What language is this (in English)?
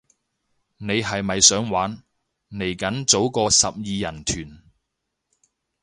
Cantonese